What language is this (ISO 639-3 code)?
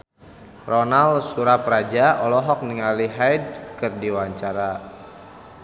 sun